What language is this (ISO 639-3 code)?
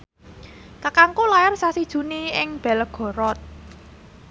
jav